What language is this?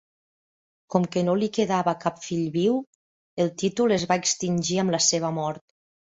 Catalan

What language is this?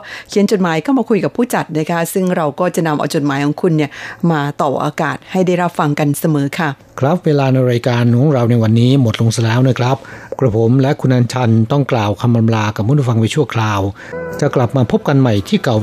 Thai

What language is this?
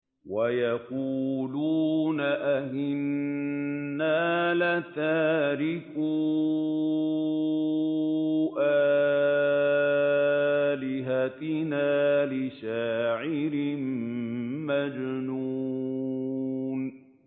Arabic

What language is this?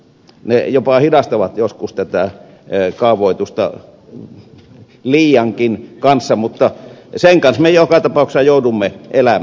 Finnish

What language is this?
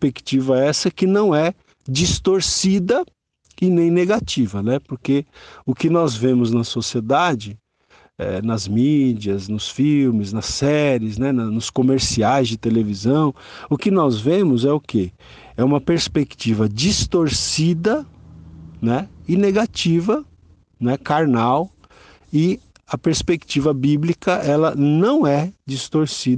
Portuguese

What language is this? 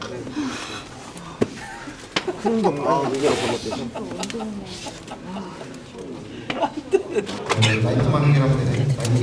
Korean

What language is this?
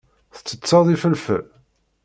Kabyle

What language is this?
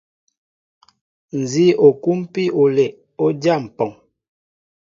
Mbo (Cameroon)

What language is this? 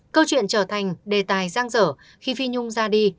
Vietnamese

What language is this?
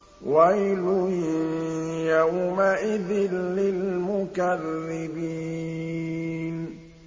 Arabic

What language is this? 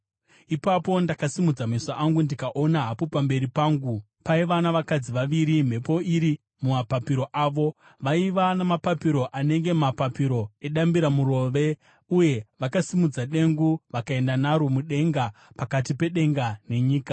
Shona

